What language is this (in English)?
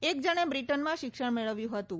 Gujarati